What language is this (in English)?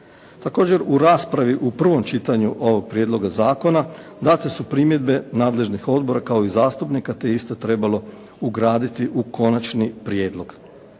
Croatian